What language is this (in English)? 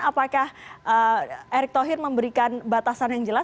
Indonesian